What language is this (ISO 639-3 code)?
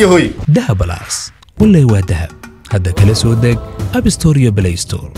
ara